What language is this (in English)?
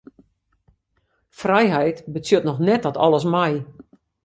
Western Frisian